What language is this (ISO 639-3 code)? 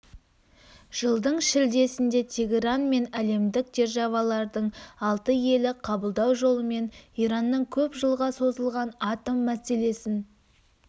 kaz